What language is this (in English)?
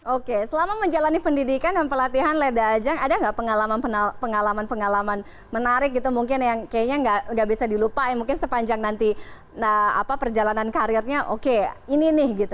Indonesian